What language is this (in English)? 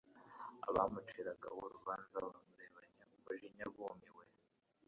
Kinyarwanda